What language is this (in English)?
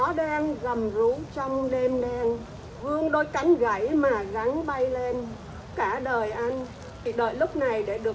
Vietnamese